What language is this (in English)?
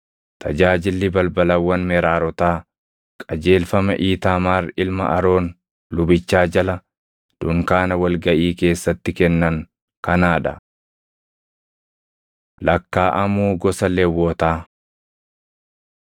Oromo